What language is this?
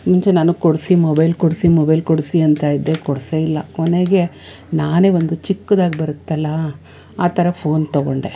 Kannada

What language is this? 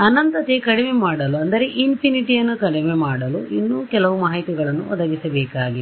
Kannada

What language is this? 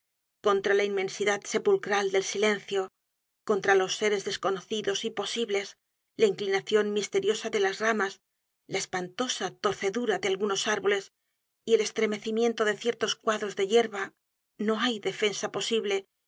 Spanish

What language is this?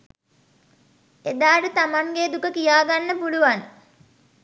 Sinhala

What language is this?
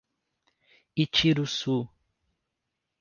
Portuguese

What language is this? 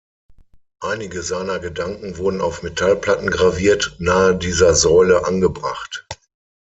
German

